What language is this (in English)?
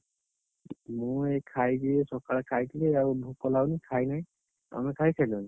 Odia